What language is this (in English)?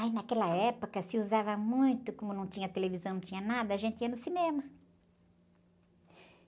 Portuguese